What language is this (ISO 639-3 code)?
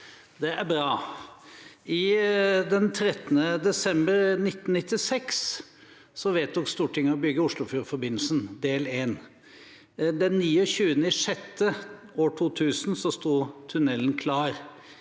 nor